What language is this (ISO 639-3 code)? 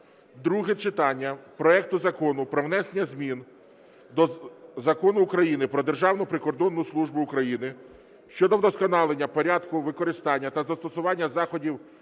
ukr